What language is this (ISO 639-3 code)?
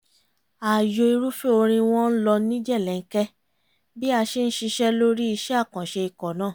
yor